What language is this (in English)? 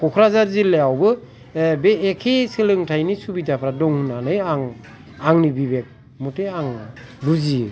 Bodo